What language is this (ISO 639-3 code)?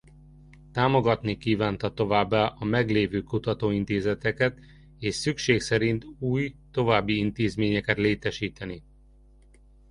hun